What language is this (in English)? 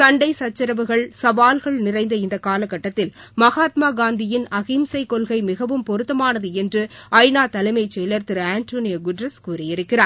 Tamil